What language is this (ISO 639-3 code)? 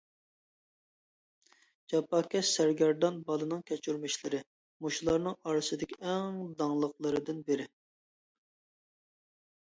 uig